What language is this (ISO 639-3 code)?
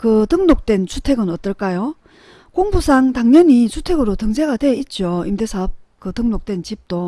kor